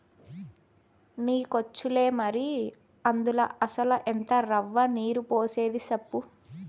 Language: Telugu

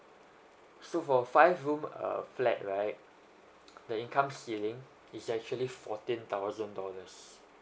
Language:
English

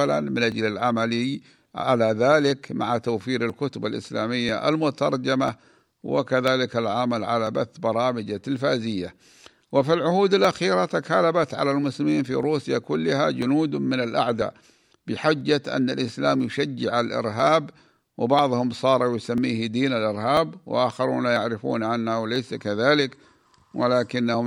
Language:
Arabic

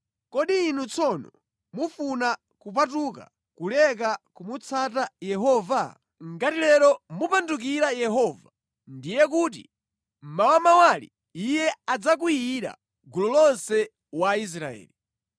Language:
Nyanja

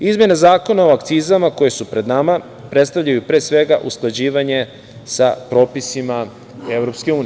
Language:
Serbian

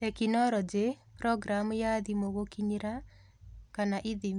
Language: Kikuyu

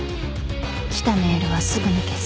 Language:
Japanese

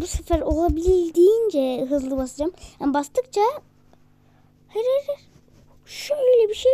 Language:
Turkish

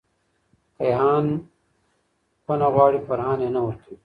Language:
Pashto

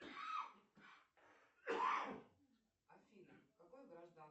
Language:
Russian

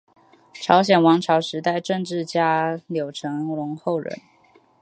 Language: Chinese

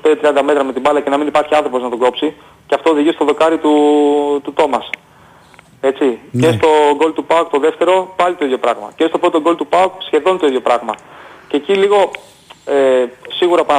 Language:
Greek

